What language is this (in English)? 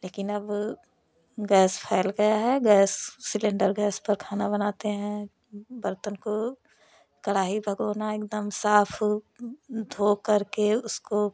Hindi